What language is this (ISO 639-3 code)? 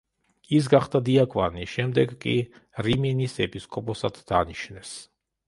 kat